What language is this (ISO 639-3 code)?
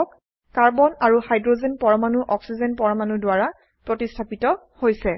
asm